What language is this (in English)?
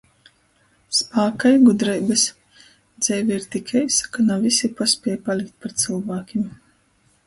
Latgalian